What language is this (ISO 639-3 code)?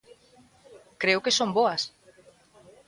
glg